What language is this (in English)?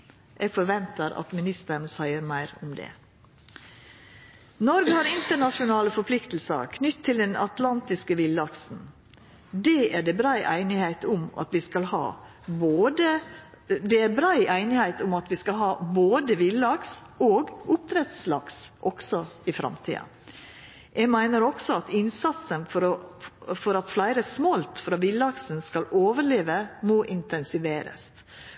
Norwegian Nynorsk